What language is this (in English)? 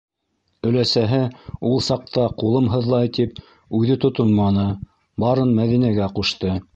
Bashkir